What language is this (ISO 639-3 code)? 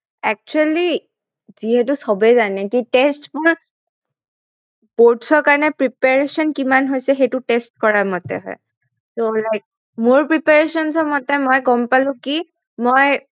asm